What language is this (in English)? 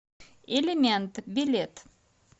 Russian